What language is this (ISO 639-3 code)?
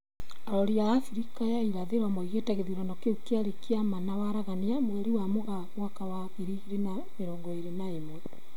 kik